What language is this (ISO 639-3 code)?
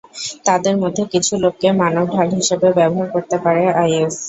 ben